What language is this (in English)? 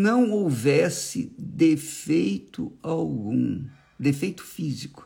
Portuguese